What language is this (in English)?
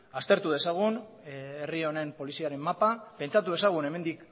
Basque